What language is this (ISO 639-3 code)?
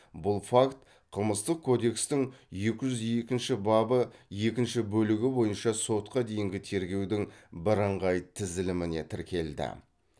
kaz